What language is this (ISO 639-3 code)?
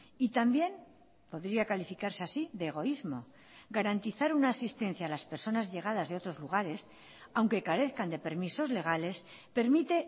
spa